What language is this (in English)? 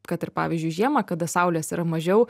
Lithuanian